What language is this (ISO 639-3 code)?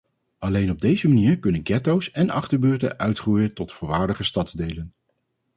nld